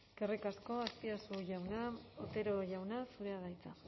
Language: Basque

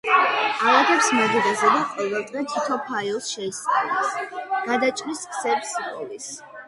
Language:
Georgian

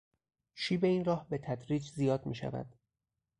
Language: Persian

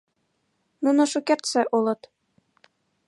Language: Mari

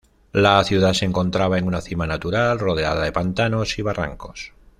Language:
Spanish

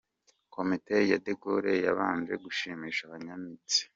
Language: Kinyarwanda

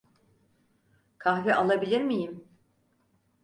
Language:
Turkish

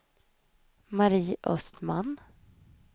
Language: Swedish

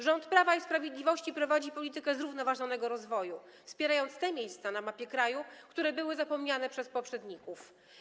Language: Polish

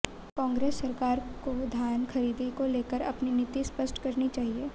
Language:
Hindi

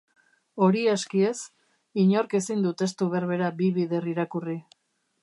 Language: Basque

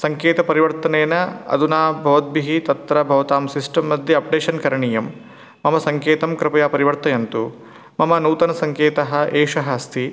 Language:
Sanskrit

